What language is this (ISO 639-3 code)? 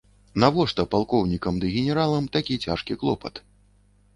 bel